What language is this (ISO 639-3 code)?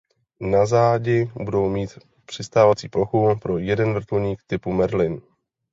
ces